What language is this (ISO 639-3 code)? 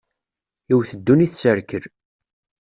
kab